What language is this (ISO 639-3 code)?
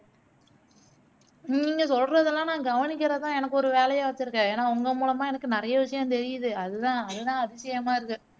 tam